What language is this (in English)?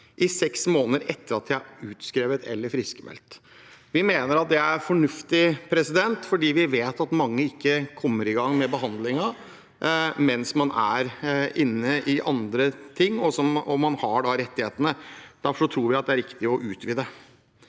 Norwegian